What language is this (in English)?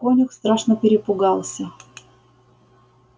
Russian